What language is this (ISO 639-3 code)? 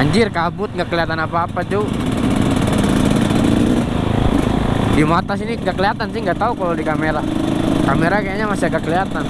ind